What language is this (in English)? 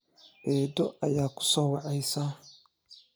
Somali